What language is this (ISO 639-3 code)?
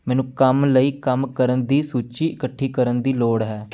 pan